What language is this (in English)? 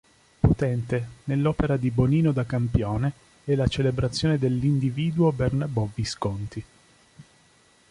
Italian